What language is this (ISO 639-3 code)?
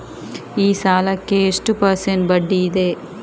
kan